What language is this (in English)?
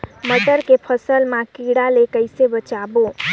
Chhattisgarhi